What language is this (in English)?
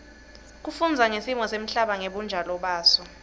Swati